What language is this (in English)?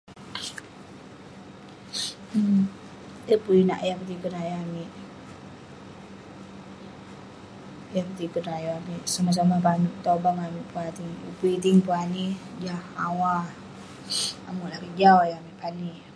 Western Penan